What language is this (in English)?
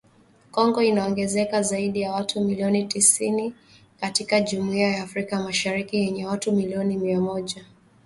Swahili